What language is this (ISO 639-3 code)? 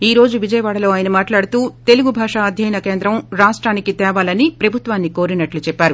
tel